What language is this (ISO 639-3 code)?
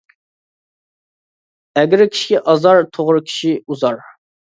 uig